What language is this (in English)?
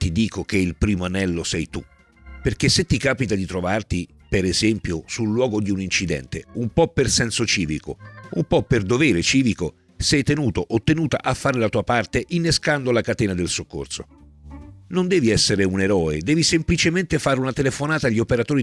Italian